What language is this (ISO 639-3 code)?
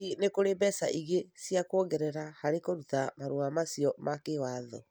kik